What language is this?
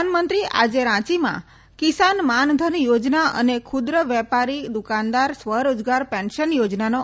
Gujarati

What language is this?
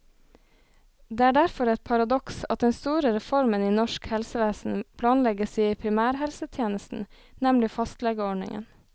Norwegian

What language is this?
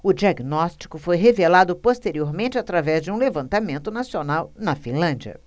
Portuguese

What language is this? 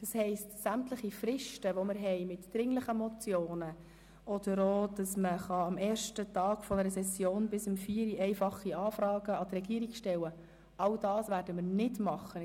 Swiss German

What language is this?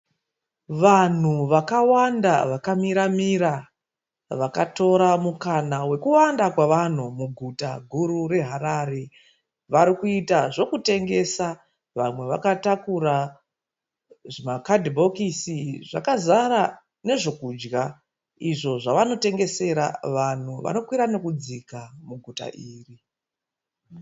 Shona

